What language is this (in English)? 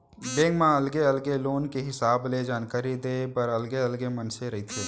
Chhattisgarhi